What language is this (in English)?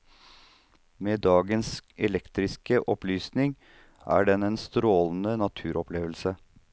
Norwegian